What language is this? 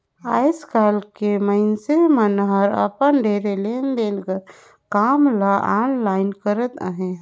Chhattisgarhi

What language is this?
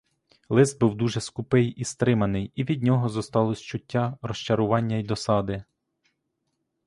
Ukrainian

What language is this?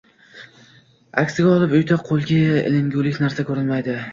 Uzbek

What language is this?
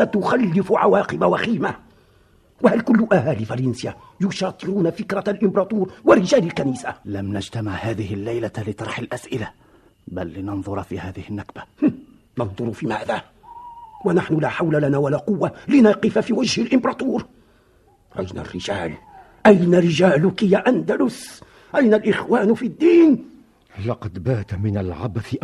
Arabic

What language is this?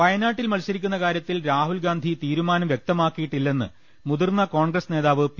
Malayalam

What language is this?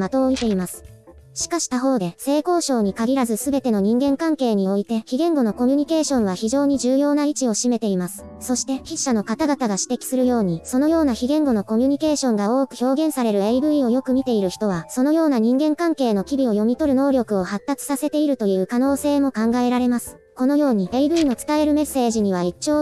Japanese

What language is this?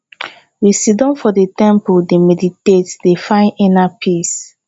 Nigerian Pidgin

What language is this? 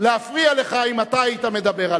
Hebrew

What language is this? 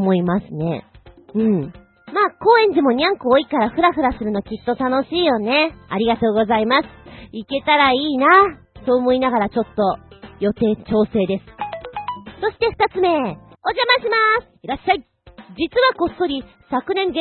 Japanese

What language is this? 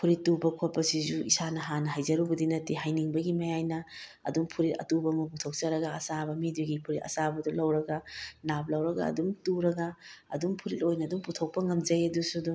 Manipuri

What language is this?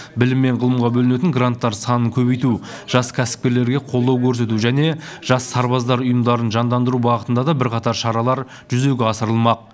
Kazakh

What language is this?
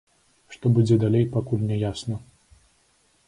Belarusian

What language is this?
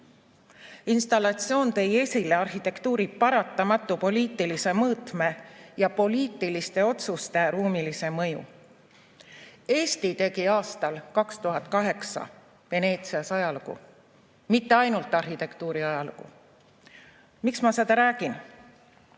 Estonian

